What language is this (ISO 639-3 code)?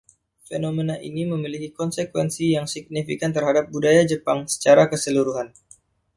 ind